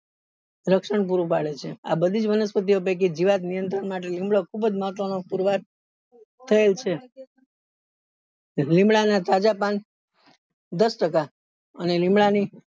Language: Gujarati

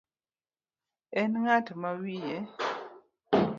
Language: Luo (Kenya and Tanzania)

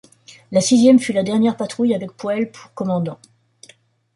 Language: French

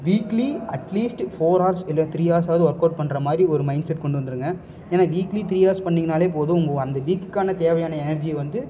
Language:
Tamil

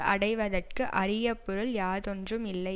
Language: Tamil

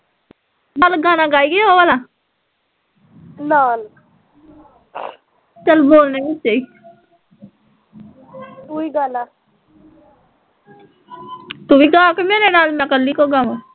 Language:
Punjabi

